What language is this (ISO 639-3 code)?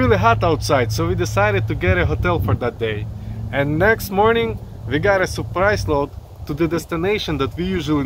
eng